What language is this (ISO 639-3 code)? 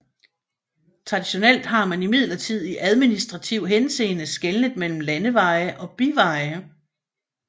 dan